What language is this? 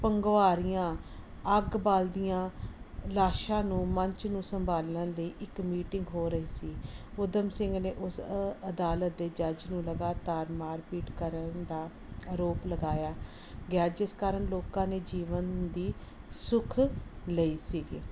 Punjabi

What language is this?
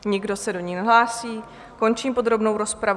Czech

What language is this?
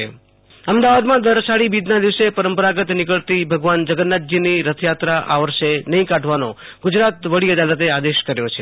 Gujarati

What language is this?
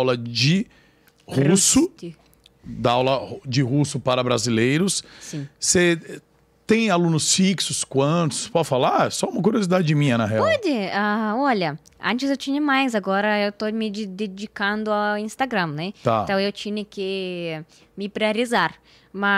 Portuguese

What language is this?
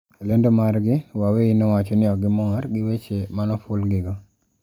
Luo (Kenya and Tanzania)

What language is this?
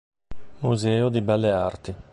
Italian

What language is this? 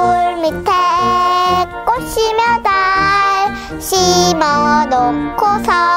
Korean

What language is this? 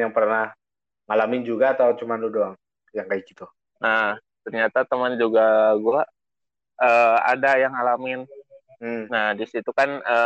Indonesian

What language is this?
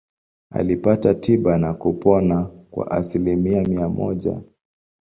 Swahili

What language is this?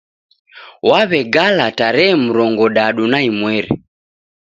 Taita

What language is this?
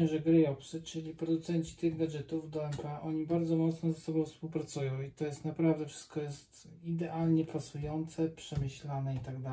Polish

